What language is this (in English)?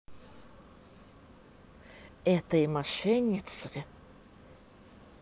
Russian